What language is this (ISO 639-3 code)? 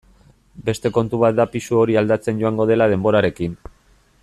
eus